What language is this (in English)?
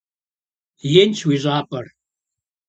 Kabardian